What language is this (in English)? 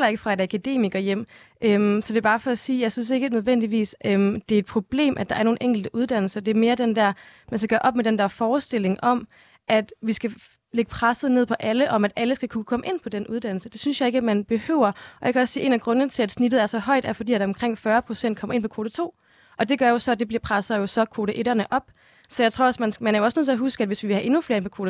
Danish